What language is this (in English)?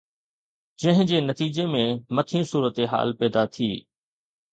Sindhi